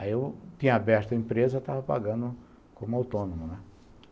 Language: Portuguese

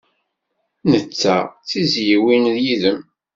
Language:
Kabyle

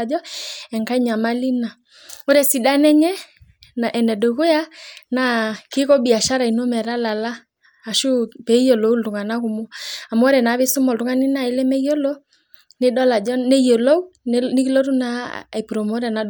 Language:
Masai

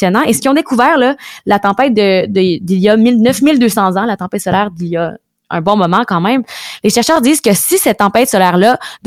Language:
French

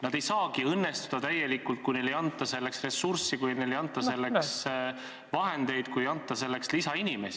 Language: Estonian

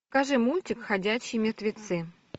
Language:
Russian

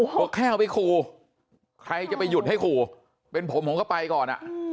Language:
Thai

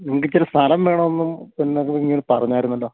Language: Malayalam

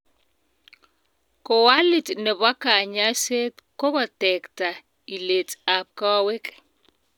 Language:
Kalenjin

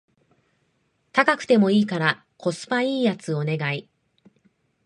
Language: Japanese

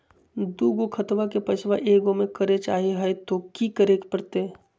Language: Magahi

